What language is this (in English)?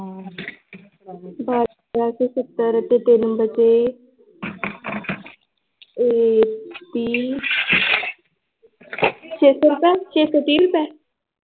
Punjabi